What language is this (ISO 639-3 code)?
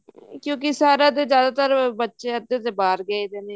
pan